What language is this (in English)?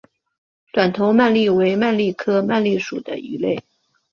Chinese